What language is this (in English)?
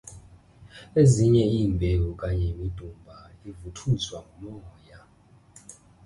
Xhosa